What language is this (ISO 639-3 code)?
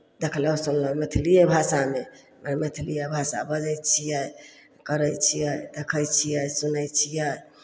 mai